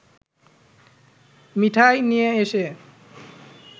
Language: Bangla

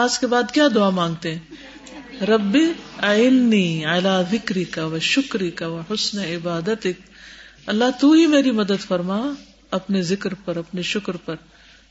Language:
Urdu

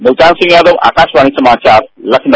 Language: Hindi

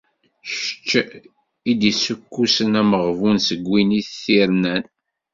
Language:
Kabyle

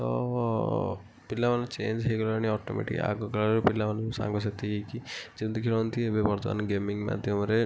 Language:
Odia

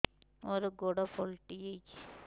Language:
Odia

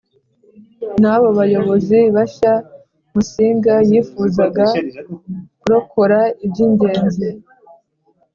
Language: Kinyarwanda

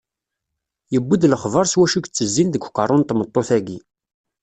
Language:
Kabyle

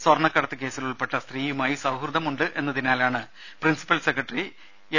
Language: Malayalam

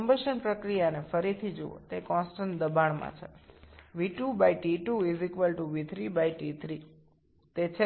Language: Bangla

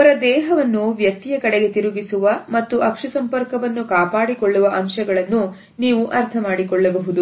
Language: Kannada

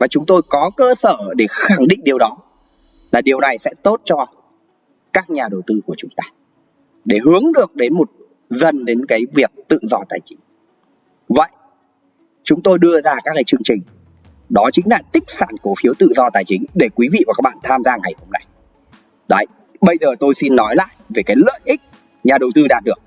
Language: Vietnamese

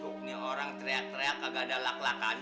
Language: Indonesian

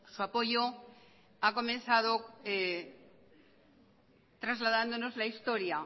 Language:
Spanish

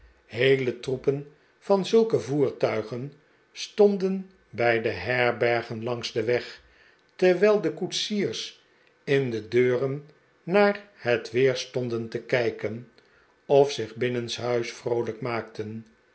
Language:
Dutch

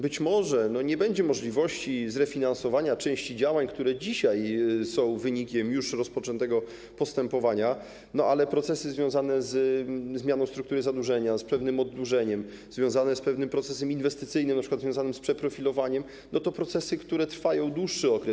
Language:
Polish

